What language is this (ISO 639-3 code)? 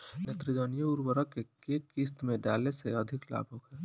bho